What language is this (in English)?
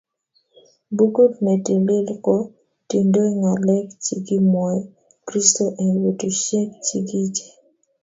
Kalenjin